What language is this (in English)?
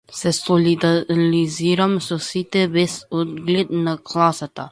Macedonian